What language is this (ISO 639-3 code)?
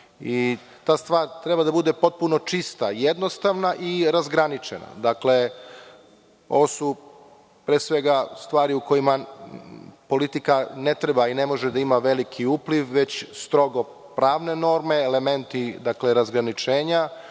srp